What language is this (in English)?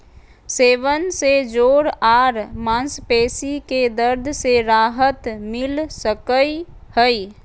Magahi